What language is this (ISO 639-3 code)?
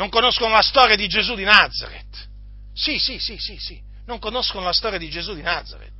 ita